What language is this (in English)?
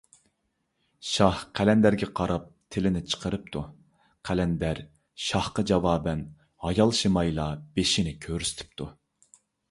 Uyghur